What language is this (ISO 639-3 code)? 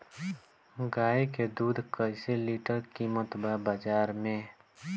bho